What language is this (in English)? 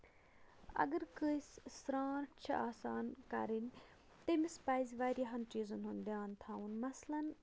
Kashmiri